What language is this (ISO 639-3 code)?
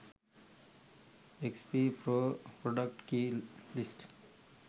sin